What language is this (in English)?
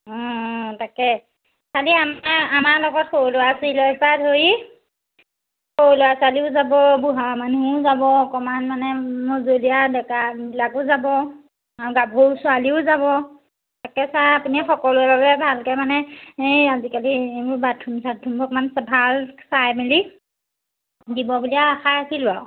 Assamese